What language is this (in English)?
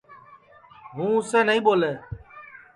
Sansi